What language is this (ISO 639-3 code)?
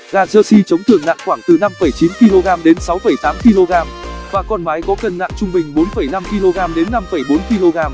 vie